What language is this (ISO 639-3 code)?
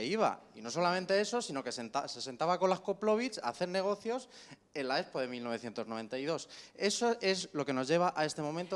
spa